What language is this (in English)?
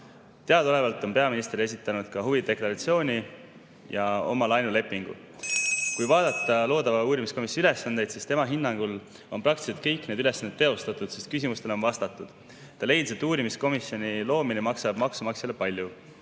Estonian